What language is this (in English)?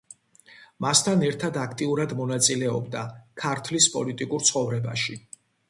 Georgian